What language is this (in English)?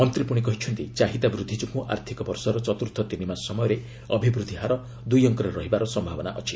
Odia